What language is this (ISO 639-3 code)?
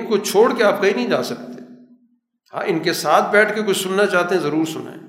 urd